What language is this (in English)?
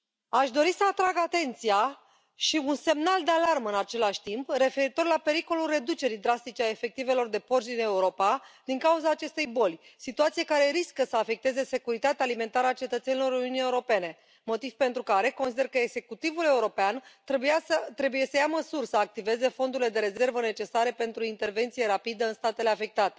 Romanian